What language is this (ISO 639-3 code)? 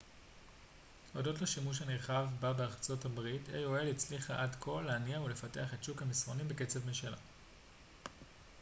heb